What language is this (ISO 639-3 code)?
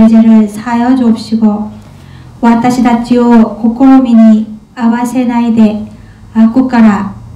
kor